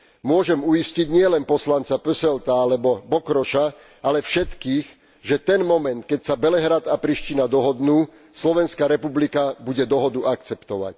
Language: Slovak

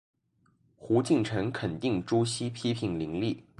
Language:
Chinese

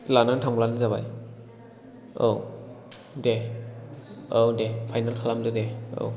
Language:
Bodo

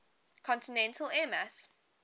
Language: English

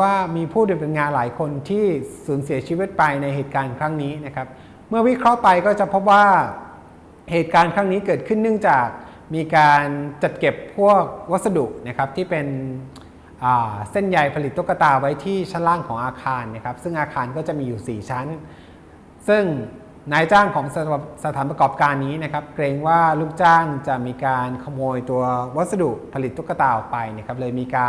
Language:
Thai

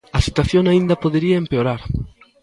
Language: Galician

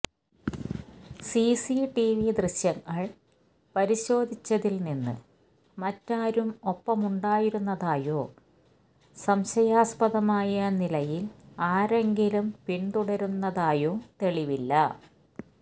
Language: Malayalam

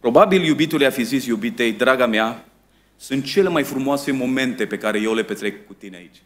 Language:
Romanian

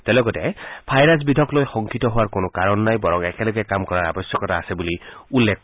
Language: Assamese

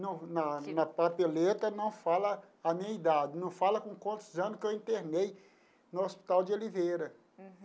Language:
Portuguese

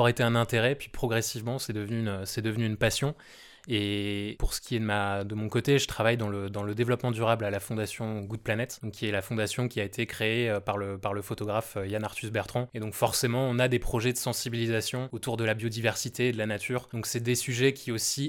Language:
French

